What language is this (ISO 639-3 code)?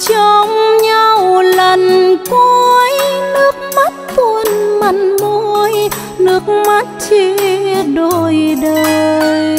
vie